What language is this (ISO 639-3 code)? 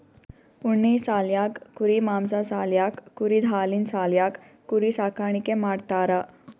kan